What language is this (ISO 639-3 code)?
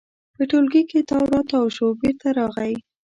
pus